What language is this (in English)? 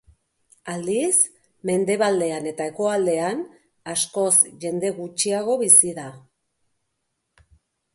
Basque